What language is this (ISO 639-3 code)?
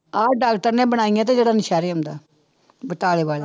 pan